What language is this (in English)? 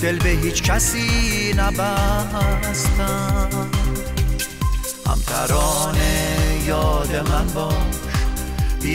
Persian